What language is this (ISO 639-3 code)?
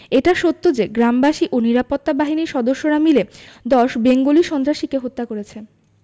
ben